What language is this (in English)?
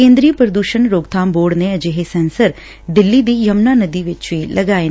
Punjabi